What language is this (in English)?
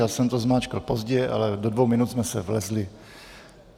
Czech